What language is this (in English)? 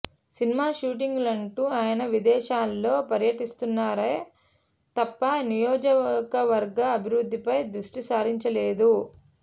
Telugu